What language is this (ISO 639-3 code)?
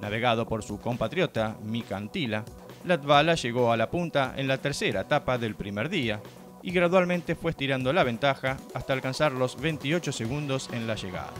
spa